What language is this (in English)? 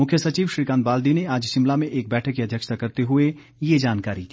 Hindi